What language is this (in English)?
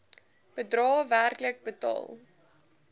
Afrikaans